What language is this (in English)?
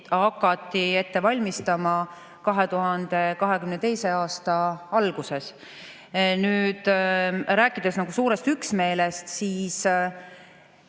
Estonian